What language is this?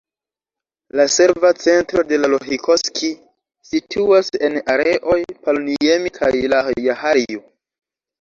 Esperanto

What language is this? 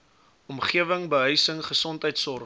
Afrikaans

